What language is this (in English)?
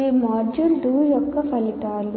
Telugu